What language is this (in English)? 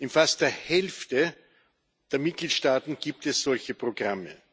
German